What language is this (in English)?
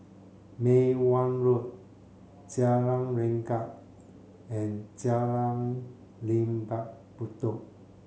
English